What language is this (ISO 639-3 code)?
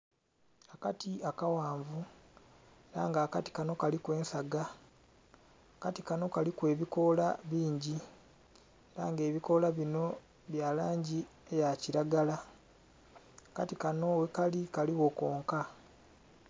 xog